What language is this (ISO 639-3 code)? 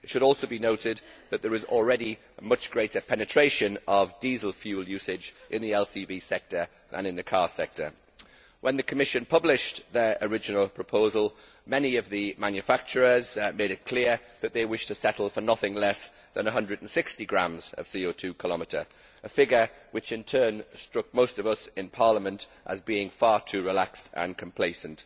eng